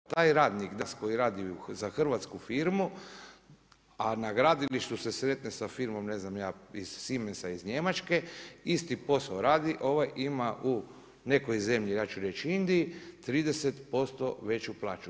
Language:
Croatian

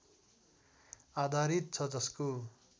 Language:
Nepali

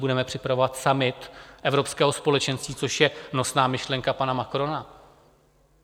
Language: Czech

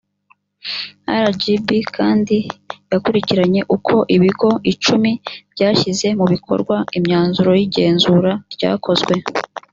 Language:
Kinyarwanda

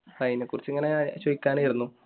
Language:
Malayalam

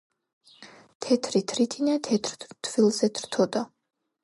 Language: Georgian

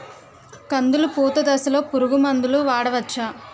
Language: Telugu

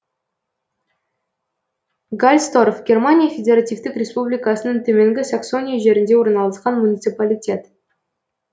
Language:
Kazakh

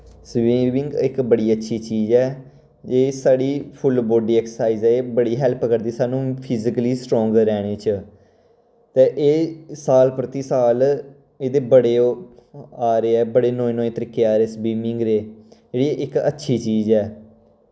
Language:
Dogri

